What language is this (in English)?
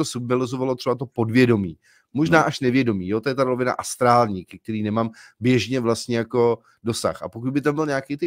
Czech